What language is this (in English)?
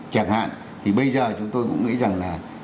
Vietnamese